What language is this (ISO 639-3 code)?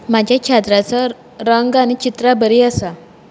kok